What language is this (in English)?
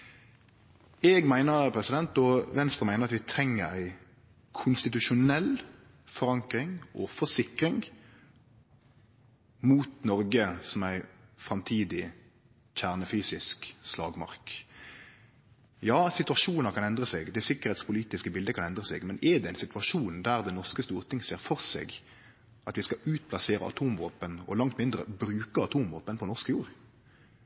Norwegian Nynorsk